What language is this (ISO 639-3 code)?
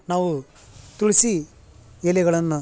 kan